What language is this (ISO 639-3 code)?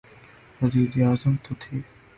urd